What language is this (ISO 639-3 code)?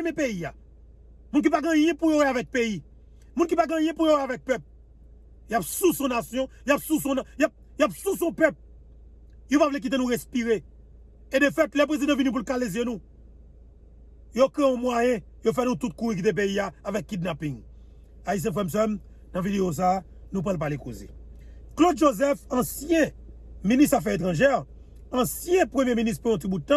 fra